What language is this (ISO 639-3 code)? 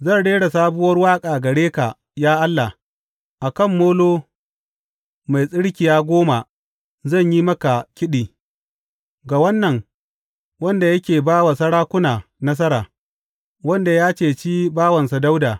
hau